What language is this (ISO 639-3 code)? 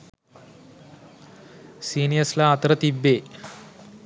sin